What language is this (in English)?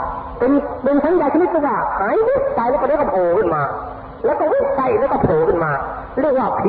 Thai